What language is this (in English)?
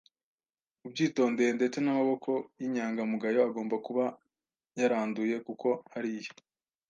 Kinyarwanda